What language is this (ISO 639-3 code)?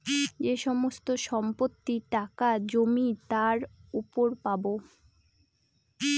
ben